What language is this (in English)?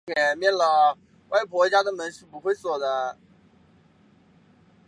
Chinese